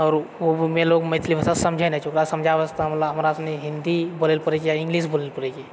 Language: Maithili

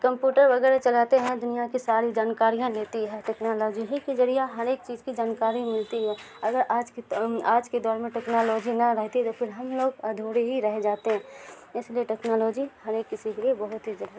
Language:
Urdu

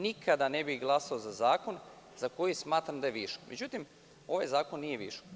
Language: Serbian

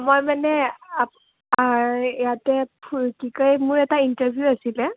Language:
Assamese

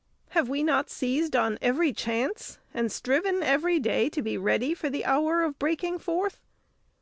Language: English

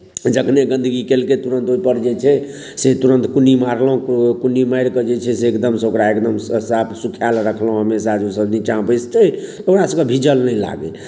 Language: Maithili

